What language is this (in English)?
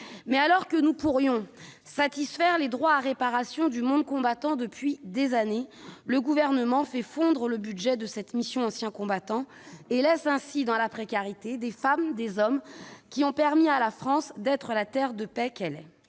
French